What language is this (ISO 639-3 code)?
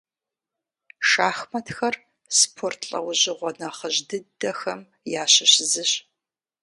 kbd